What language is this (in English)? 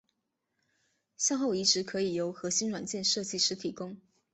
Chinese